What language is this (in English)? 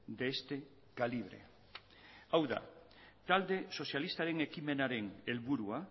Basque